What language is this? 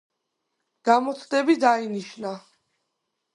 Georgian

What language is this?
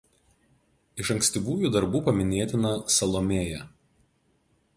Lithuanian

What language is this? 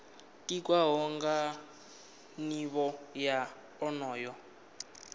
Venda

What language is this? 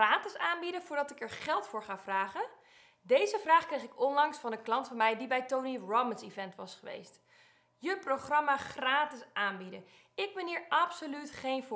Dutch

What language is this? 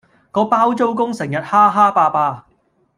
Cantonese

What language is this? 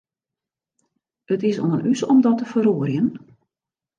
Western Frisian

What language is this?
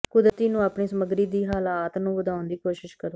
Punjabi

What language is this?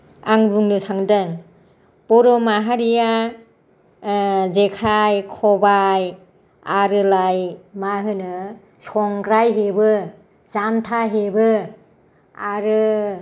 Bodo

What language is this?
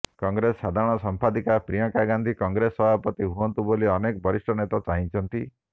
Odia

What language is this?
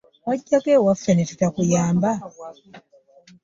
Ganda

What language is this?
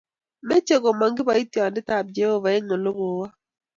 Kalenjin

